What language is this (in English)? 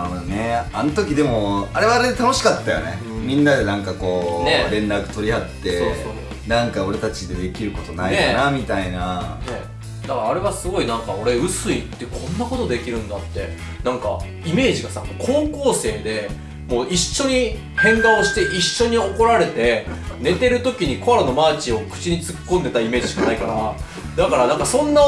Japanese